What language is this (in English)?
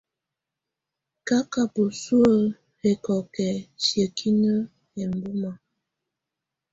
Tunen